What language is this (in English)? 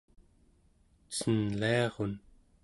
Central Yupik